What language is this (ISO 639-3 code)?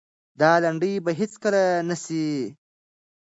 pus